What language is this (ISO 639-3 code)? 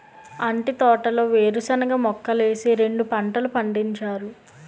tel